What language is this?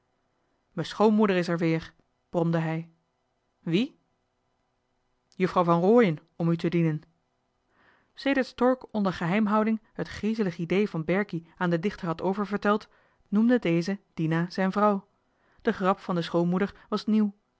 Dutch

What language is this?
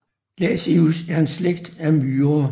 Danish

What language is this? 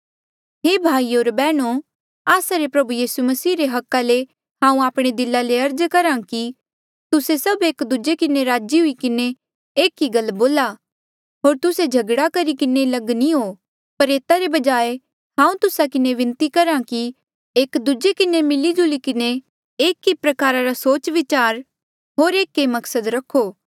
Mandeali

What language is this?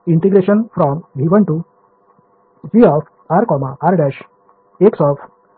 Marathi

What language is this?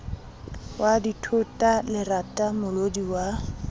Southern Sotho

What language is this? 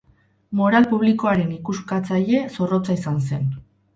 Basque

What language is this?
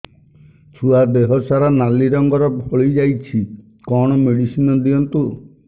Odia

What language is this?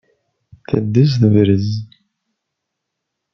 Kabyle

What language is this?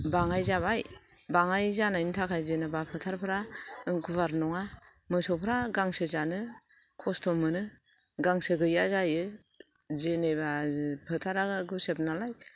Bodo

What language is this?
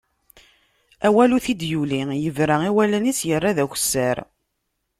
Kabyle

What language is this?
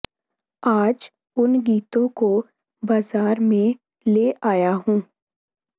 Punjabi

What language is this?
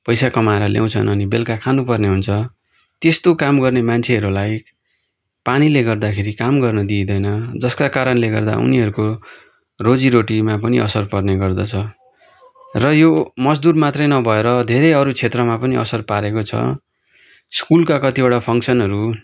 Nepali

